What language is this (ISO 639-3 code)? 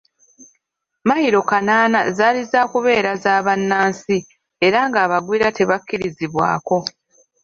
lug